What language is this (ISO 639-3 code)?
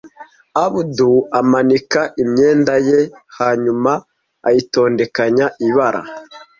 kin